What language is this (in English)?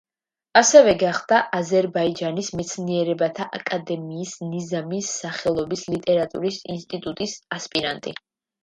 Georgian